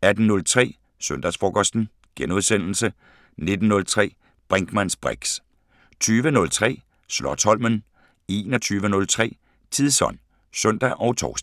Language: Danish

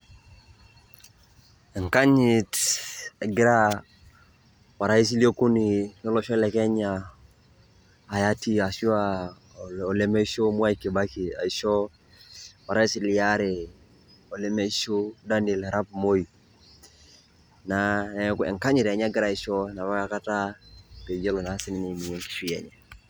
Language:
Masai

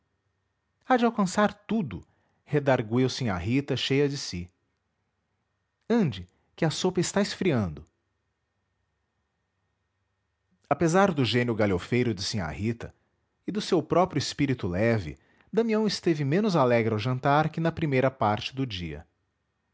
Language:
Portuguese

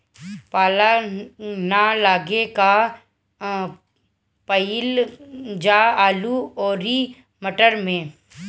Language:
Bhojpuri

